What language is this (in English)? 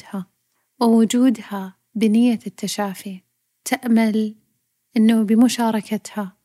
Arabic